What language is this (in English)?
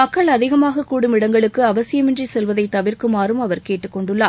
Tamil